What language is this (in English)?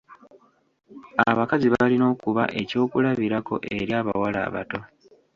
Ganda